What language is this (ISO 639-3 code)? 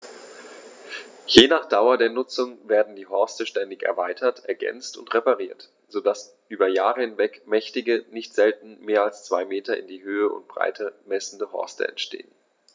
deu